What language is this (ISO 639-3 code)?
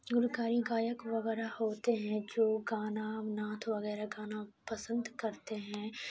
urd